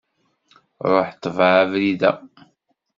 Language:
Kabyle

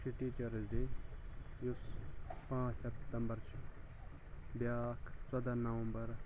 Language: Kashmiri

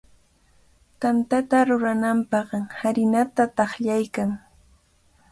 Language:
Cajatambo North Lima Quechua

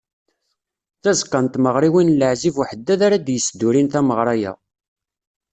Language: Kabyle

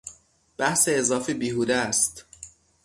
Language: Persian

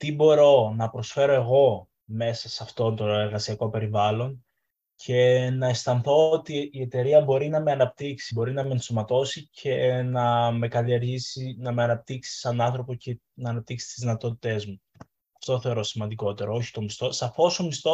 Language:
Greek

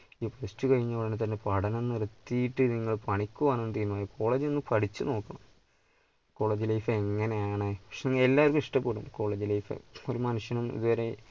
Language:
Malayalam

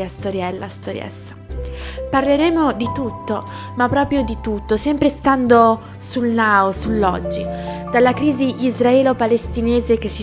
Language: Italian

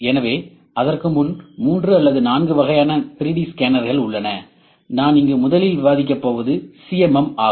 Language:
Tamil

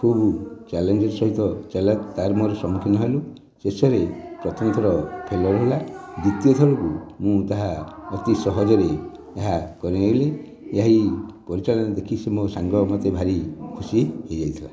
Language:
Odia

